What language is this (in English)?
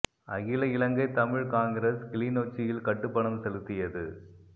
Tamil